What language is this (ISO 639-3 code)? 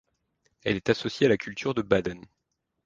fra